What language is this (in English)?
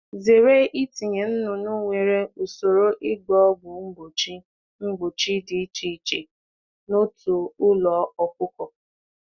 Igbo